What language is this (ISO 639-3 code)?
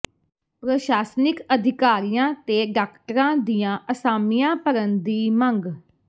pan